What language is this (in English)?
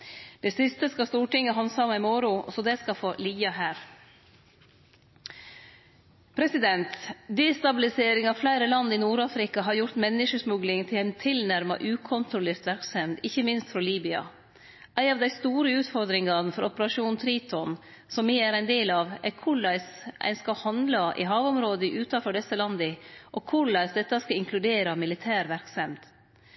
Norwegian Nynorsk